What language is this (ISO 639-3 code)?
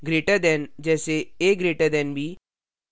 hin